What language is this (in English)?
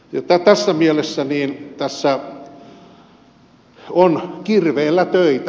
Finnish